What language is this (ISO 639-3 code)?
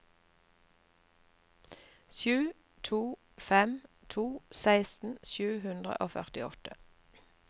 nor